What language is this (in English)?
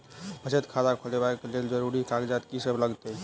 Maithili